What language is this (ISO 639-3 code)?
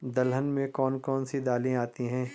hin